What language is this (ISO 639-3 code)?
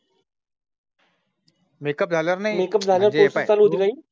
mar